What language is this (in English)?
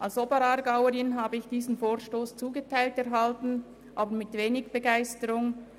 Swiss German